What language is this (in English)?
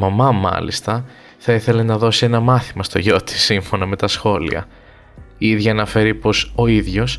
Greek